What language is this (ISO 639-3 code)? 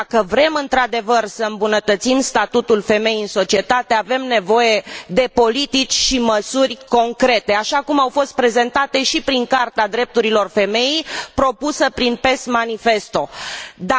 ron